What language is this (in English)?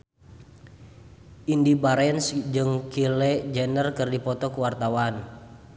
Sundanese